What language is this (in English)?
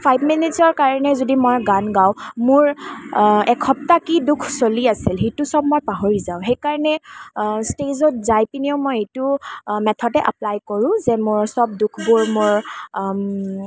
Assamese